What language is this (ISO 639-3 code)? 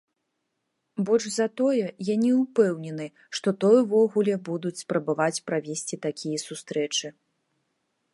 bel